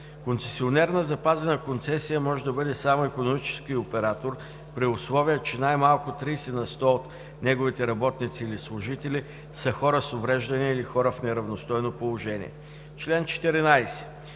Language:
Bulgarian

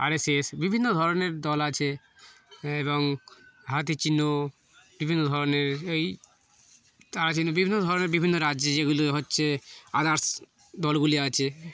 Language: Bangla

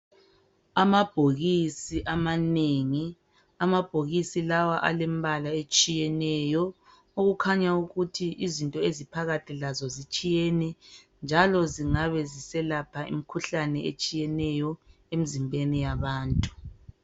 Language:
North Ndebele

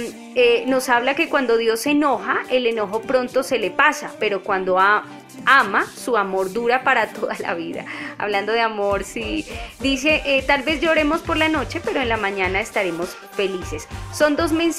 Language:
Spanish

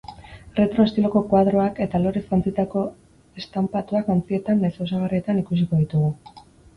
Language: Basque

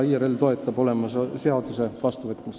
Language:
Estonian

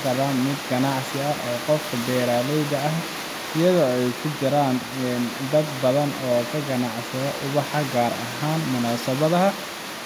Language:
Somali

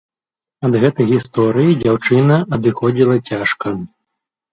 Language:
Belarusian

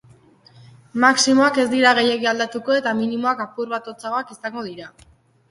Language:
Basque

